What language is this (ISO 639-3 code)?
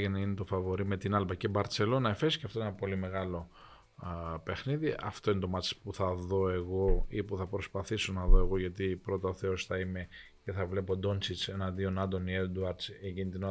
ell